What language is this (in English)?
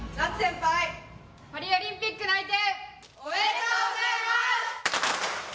Japanese